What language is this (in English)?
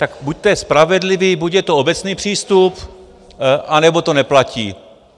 Czech